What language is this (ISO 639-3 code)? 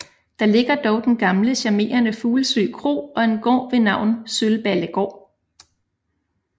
dan